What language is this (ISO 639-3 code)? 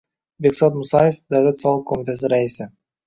uzb